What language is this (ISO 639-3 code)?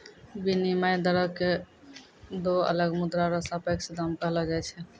mai